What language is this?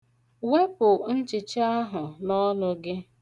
Igbo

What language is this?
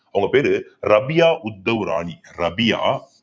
Tamil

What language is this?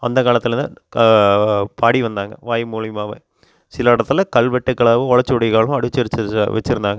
Tamil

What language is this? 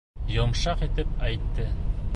Bashkir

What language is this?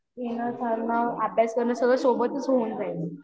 Marathi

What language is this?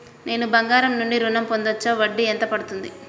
Telugu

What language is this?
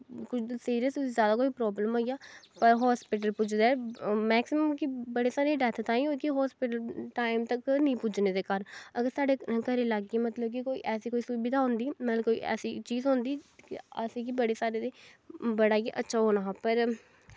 Dogri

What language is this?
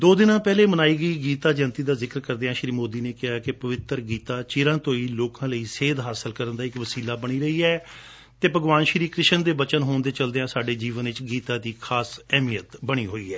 Punjabi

